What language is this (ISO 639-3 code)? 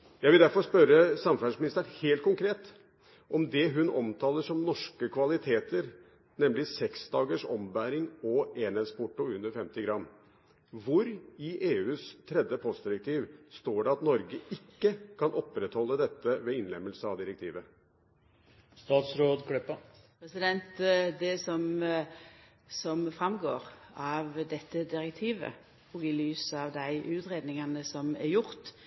nor